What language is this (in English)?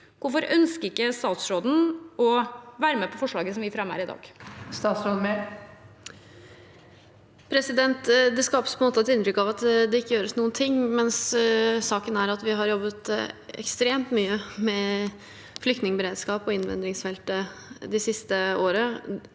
Norwegian